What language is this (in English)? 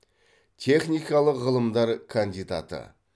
Kazakh